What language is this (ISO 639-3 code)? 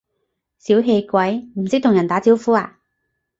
yue